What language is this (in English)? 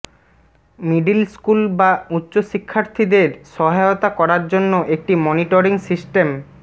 Bangla